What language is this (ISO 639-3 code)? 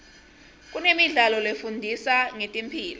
ssw